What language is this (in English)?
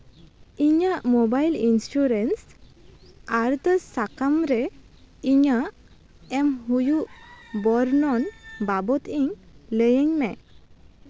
Santali